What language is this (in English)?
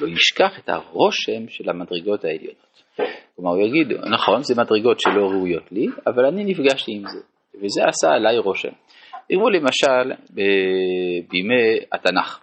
Hebrew